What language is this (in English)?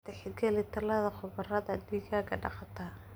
Somali